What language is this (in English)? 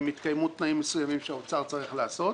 Hebrew